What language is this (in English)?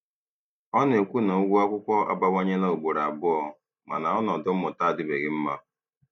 Igbo